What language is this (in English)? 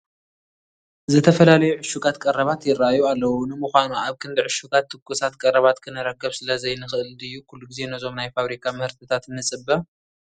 Tigrinya